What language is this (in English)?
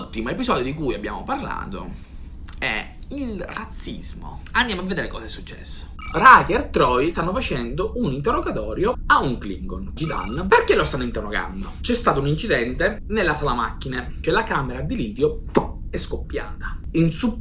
Italian